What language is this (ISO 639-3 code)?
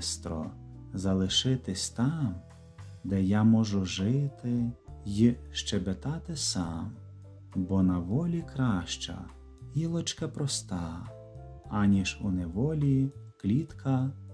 ukr